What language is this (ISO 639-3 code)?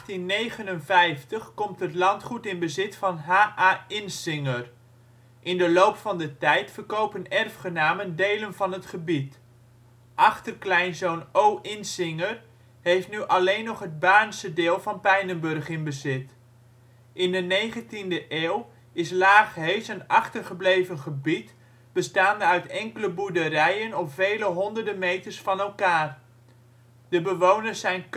nld